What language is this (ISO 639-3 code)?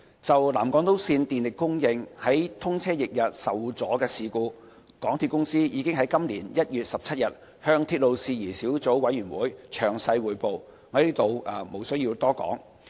yue